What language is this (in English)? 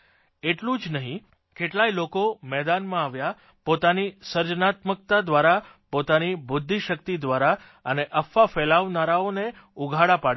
Gujarati